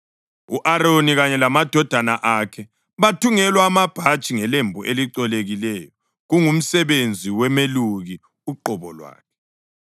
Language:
North Ndebele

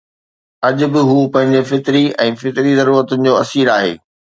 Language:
Sindhi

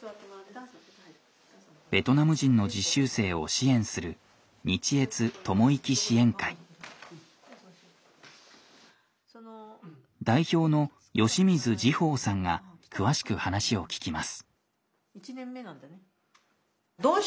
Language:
Japanese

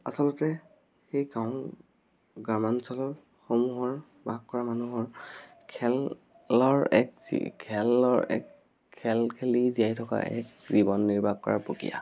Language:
Assamese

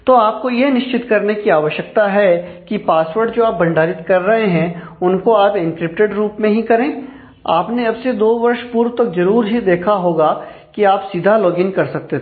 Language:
Hindi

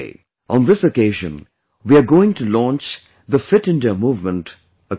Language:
English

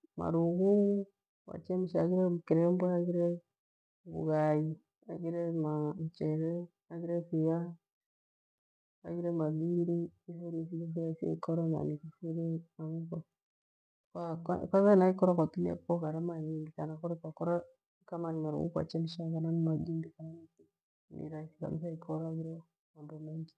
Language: Gweno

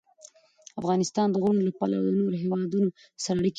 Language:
Pashto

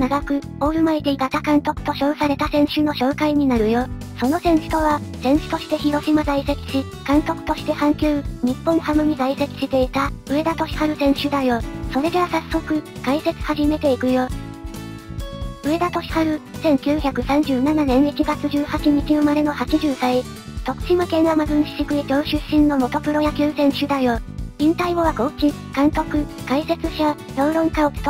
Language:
Japanese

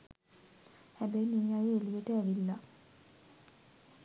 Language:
Sinhala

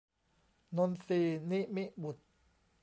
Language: Thai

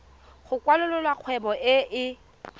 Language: Tswana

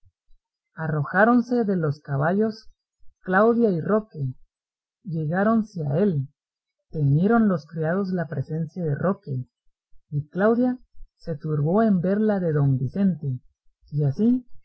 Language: Spanish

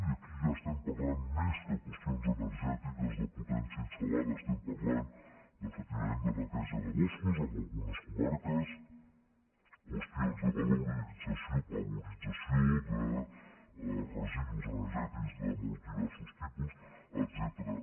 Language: Catalan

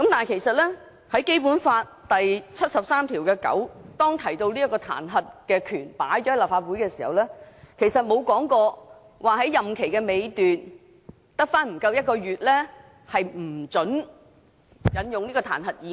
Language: Cantonese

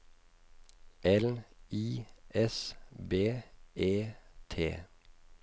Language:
Norwegian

